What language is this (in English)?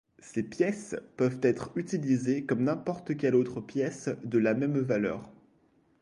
French